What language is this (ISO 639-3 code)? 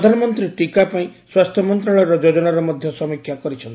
ori